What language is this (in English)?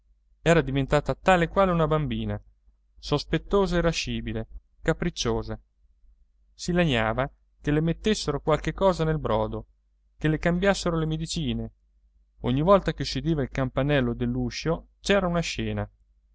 Italian